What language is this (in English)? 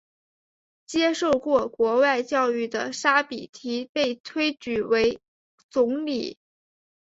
Chinese